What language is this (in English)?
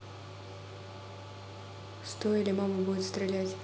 Russian